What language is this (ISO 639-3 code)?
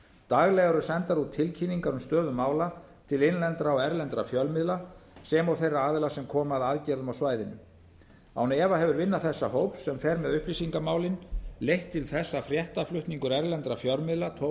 isl